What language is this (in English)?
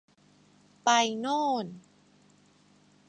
Thai